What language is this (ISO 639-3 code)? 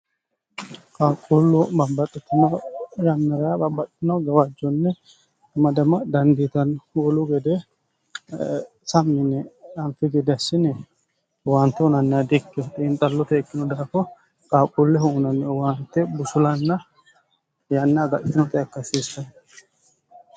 sid